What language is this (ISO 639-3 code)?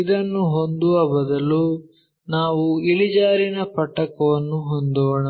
kan